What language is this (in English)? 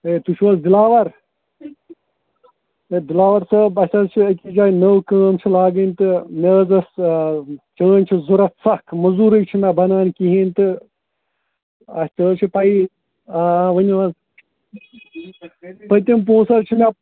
Kashmiri